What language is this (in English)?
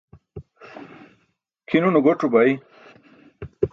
Burushaski